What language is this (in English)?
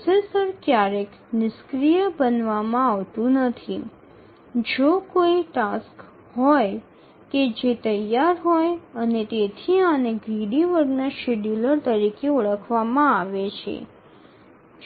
Gujarati